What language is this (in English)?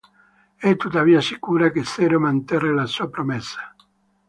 Italian